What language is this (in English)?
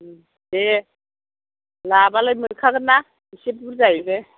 Bodo